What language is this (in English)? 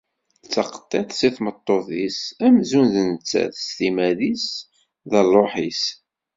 Kabyle